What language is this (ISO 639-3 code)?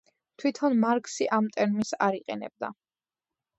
kat